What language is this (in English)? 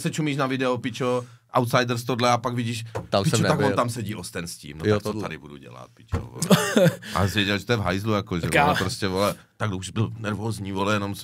Czech